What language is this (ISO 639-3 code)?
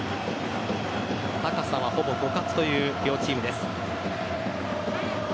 jpn